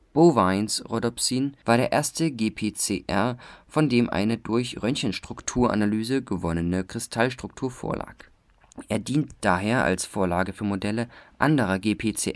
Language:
German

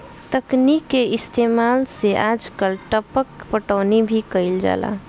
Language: Bhojpuri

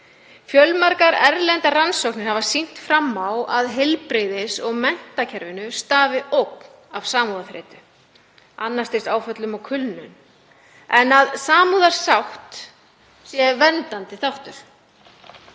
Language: Icelandic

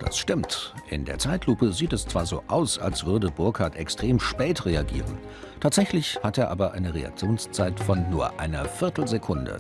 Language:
German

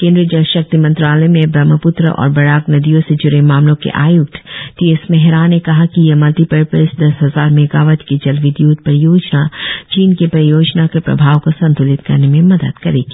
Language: Hindi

